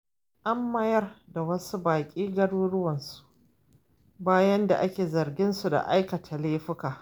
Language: Hausa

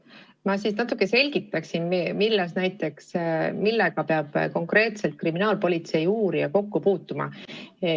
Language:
Estonian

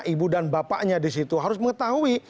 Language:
Indonesian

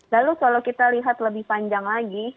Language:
Indonesian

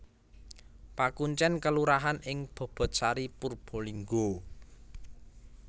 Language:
Javanese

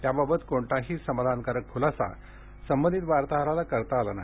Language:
Marathi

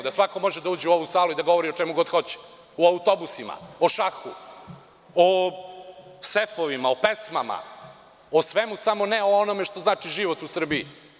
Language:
Serbian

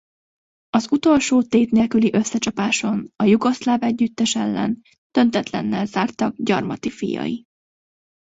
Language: Hungarian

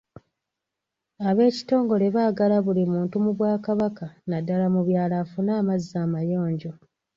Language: Ganda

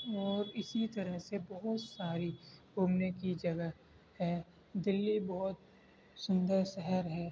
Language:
Urdu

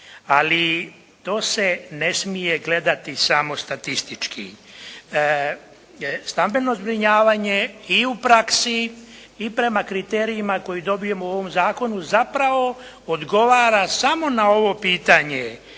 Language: Croatian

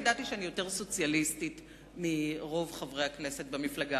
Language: Hebrew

